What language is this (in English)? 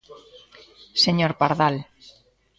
Galician